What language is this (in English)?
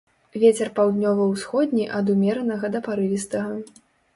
Belarusian